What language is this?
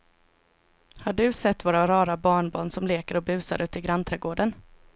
Swedish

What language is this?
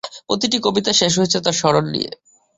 Bangla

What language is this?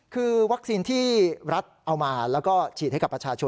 Thai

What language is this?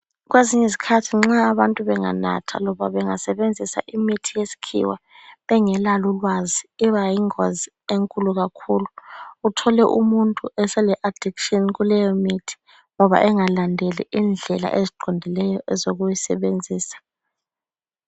North Ndebele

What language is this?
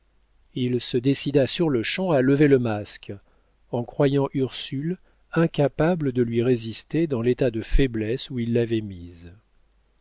French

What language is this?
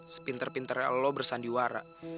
Indonesian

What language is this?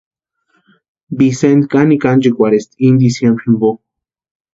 Western Highland Purepecha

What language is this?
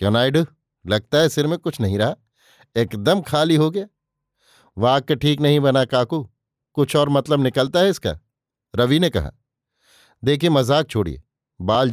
Hindi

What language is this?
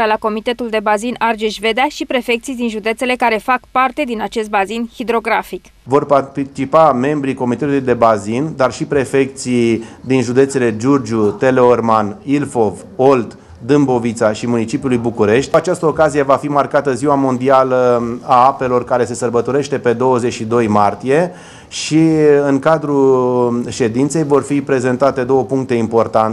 Romanian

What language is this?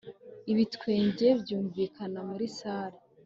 Kinyarwanda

